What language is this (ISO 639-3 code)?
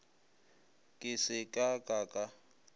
nso